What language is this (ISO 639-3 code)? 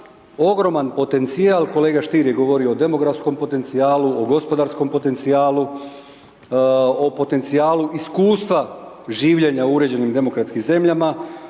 hrv